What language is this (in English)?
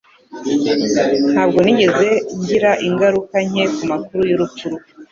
Kinyarwanda